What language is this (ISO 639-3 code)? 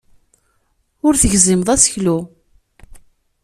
kab